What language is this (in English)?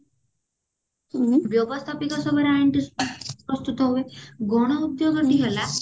Odia